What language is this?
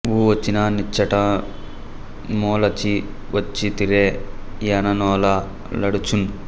Telugu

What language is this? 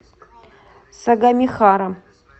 Russian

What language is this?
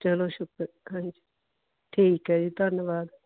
Punjabi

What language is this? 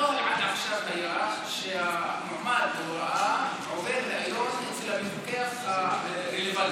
Hebrew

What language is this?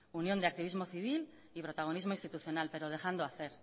Spanish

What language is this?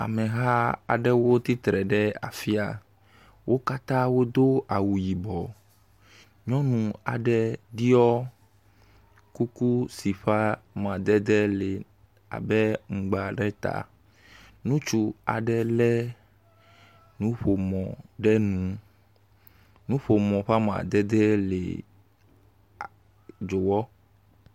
Ewe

